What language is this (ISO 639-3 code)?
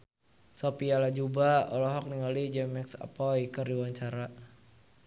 sun